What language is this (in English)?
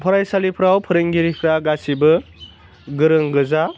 Bodo